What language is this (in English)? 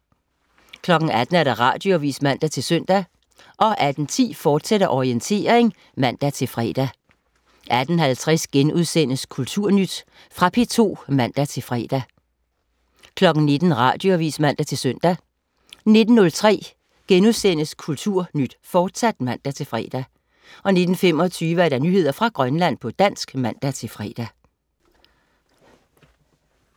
Danish